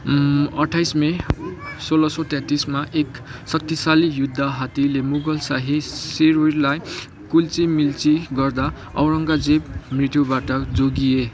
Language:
Nepali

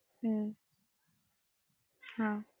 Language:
Malayalam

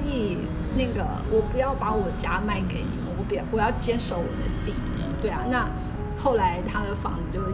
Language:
Chinese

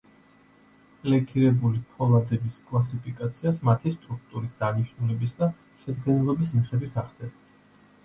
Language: Georgian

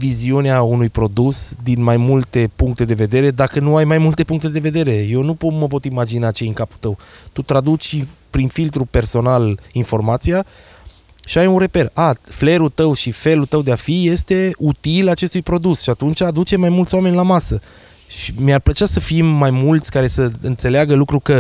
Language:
Romanian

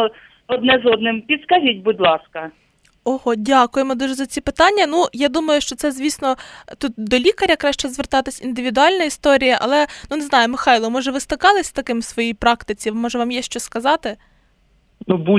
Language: Ukrainian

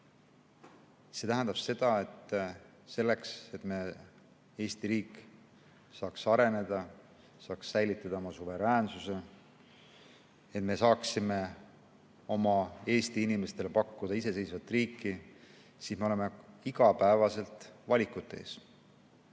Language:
Estonian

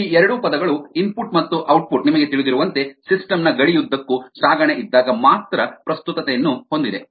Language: Kannada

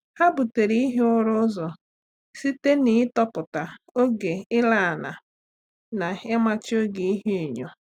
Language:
Igbo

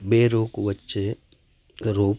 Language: Gujarati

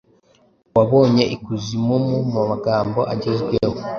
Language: Kinyarwanda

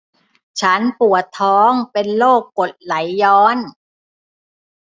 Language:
Thai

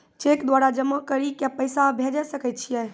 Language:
Maithili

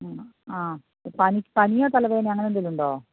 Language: Malayalam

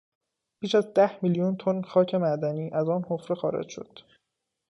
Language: Persian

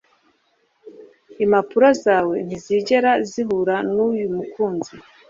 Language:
Kinyarwanda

